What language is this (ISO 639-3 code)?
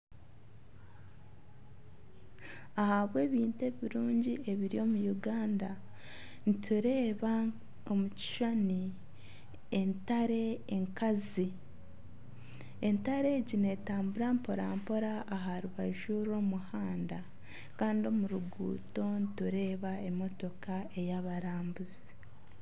nyn